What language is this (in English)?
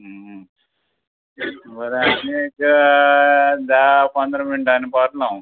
Konkani